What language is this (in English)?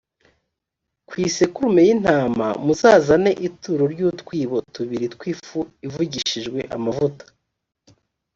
Kinyarwanda